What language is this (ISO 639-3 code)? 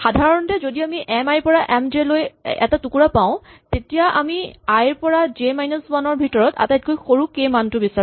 asm